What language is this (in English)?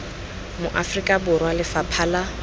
Tswana